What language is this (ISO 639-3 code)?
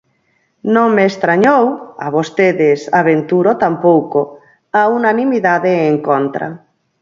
glg